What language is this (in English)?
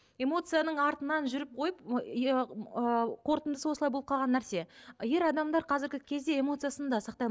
Kazakh